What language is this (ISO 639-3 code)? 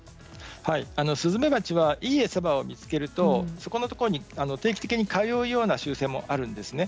jpn